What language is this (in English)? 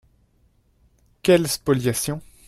French